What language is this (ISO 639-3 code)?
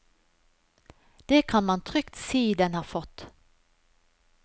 nor